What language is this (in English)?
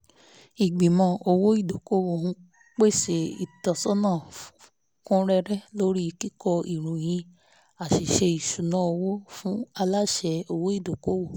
Yoruba